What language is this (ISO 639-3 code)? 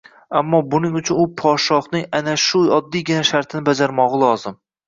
uzb